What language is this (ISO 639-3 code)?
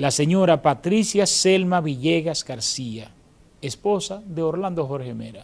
spa